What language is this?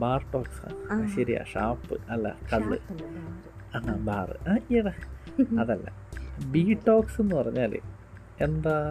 Malayalam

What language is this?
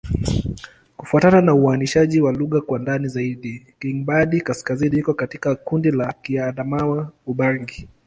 Swahili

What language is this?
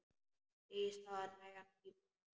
Icelandic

